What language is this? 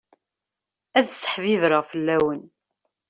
Kabyle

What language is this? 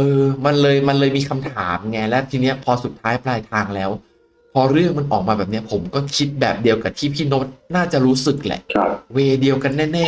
Thai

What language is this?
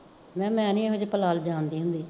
Punjabi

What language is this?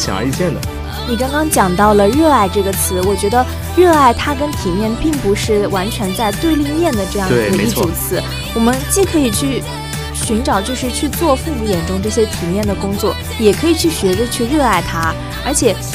Chinese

